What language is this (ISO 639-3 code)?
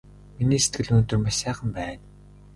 mon